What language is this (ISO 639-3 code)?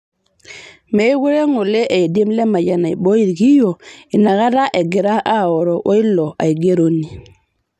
mas